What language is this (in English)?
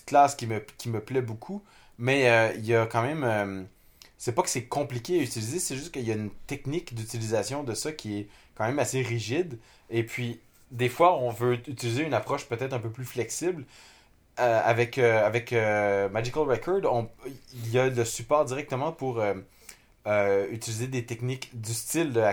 French